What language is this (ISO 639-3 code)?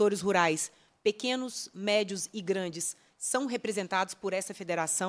por